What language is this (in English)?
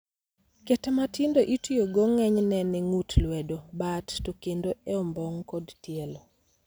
Luo (Kenya and Tanzania)